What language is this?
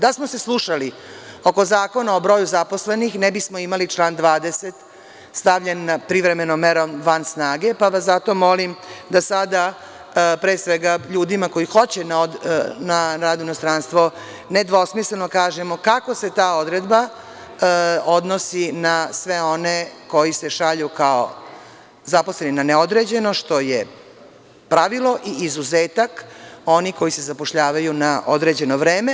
Serbian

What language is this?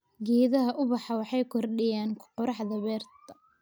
Somali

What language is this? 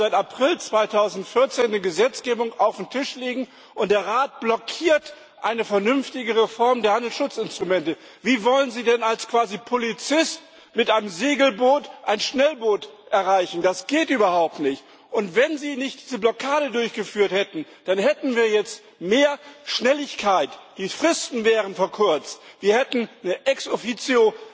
German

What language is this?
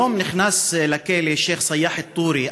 Hebrew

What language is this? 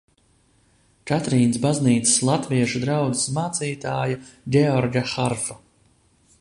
Latvian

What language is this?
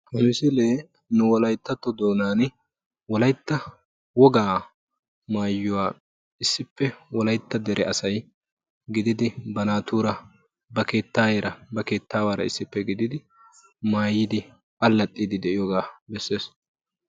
Wolaytta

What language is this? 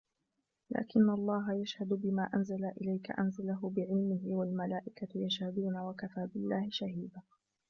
Arabic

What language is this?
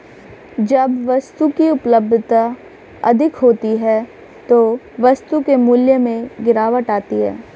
Hindi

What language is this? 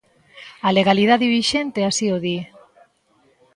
Galician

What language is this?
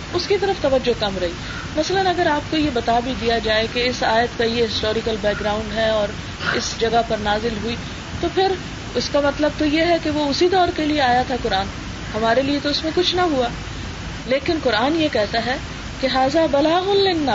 Urdu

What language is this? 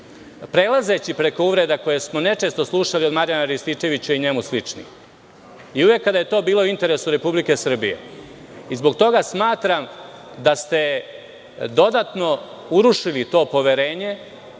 Serbian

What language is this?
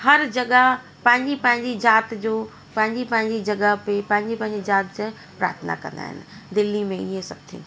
Sindhi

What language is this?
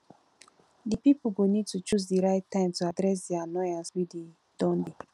Nigerian Pidgin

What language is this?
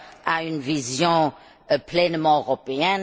French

